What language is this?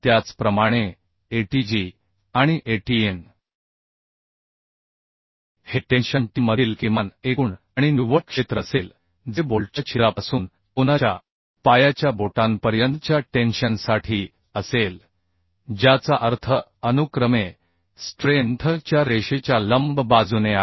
Marathi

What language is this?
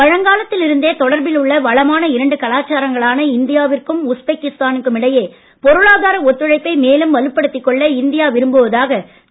Tamil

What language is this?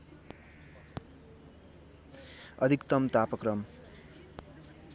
Nepali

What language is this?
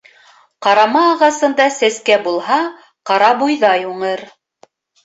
Bashkir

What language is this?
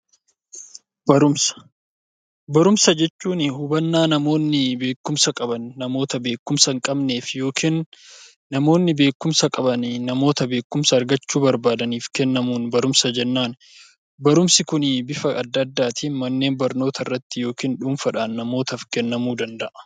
Oromo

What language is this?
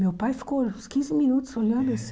Portuguese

